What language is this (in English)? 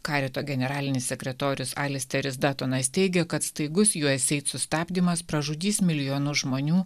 Lithuanian